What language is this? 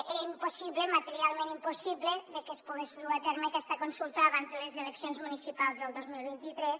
Catalan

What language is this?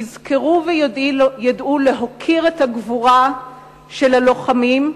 Hebrew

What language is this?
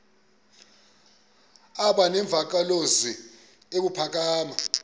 Xhosa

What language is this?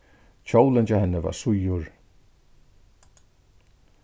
Faroese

